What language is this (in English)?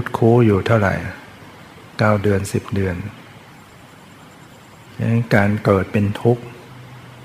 Thai